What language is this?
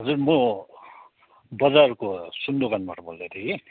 Nepali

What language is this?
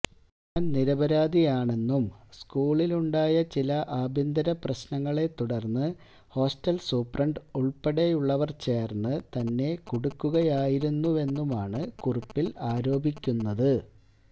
Malayalam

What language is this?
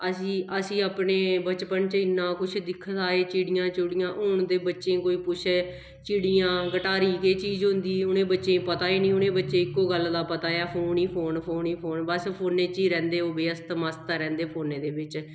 Dogri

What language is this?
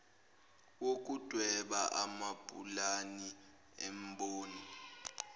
Zulu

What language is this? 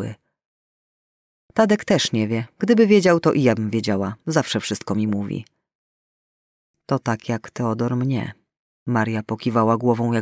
Polish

